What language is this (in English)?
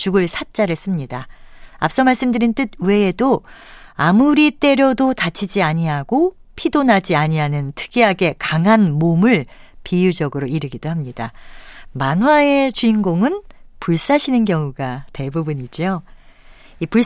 Korean